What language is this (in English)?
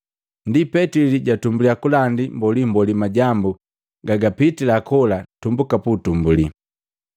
Matengo